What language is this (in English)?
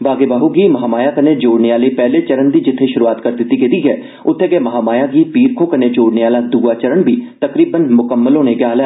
Dogri